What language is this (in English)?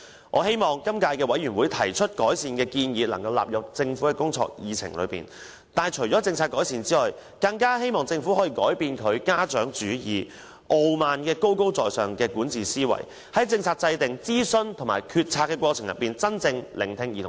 Cantonese